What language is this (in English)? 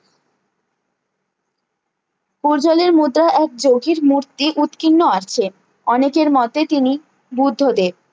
Bangla